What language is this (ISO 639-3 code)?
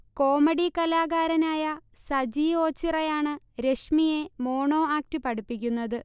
mal